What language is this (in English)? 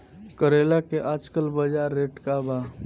Bhojpuri